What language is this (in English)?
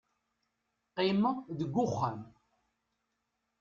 Kabyle